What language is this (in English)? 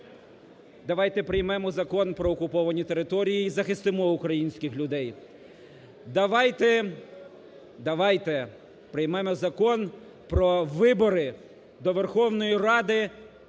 Ukrainian